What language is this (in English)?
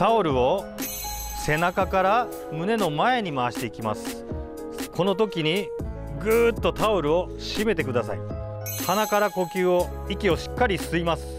Japanese